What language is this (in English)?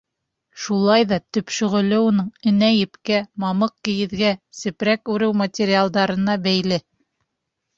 Bashkir